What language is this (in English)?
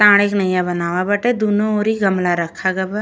Bhojpuri